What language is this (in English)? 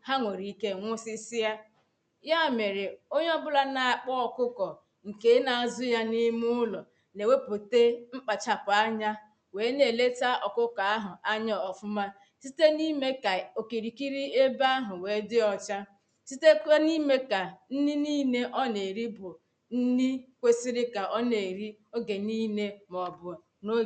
Igbo